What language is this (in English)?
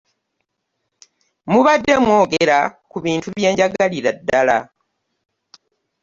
Ganda